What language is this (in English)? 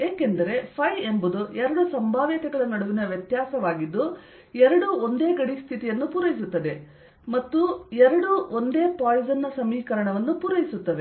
Kannada